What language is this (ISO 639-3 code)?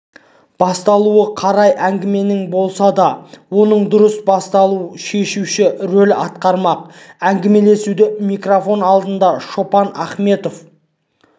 kaz